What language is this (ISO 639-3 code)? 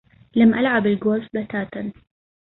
ara